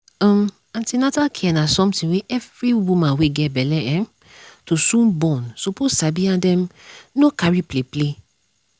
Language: Nigerian Pidgin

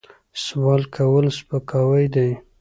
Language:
Pashto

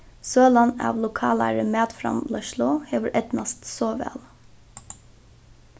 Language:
Faroese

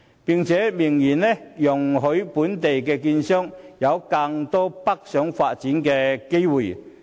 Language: Cantonese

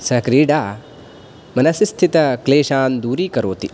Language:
Sanskrit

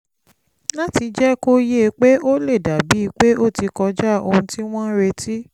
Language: Yoruba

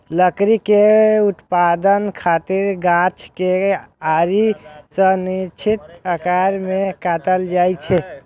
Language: Maithili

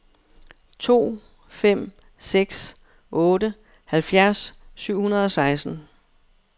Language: Danish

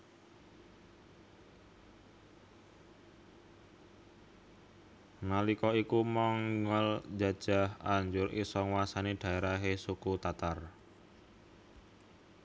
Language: Javanese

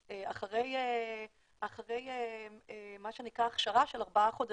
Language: Hebrew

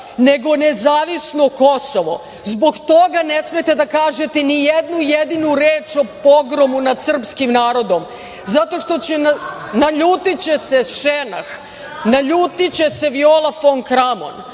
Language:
Serbian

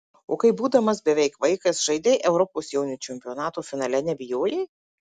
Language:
Lithuanian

